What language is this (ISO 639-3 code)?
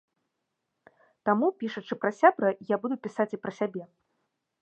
bel